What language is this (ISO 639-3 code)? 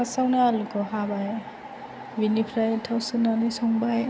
brx